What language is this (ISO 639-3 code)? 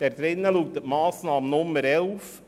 gsw